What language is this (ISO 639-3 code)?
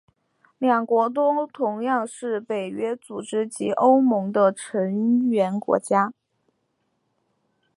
zho